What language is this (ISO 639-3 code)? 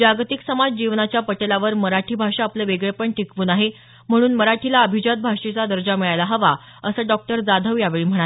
mar